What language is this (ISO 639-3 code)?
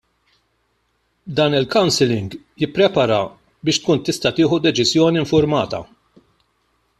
mlt